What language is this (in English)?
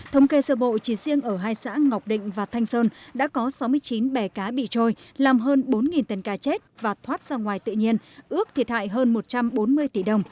Vietnamese